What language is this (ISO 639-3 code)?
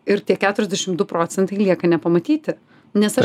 lit